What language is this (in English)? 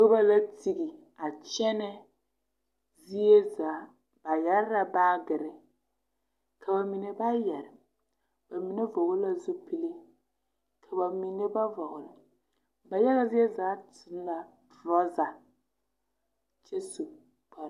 Southern Dagaare